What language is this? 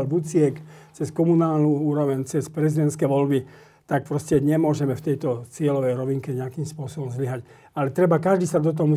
Slovak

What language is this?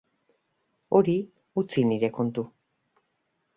Basque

